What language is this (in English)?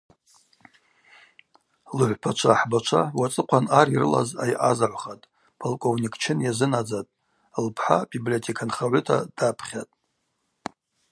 Abaza